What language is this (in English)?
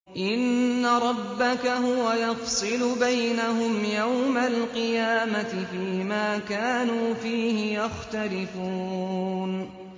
Arabic